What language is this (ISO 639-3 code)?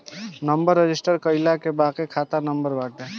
bho